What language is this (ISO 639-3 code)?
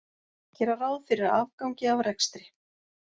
isl